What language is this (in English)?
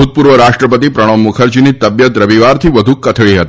Gujarati